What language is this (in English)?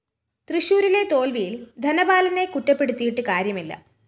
Malayalam